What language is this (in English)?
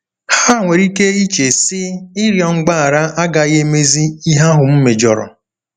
Igbo